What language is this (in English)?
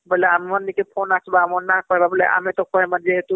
Odia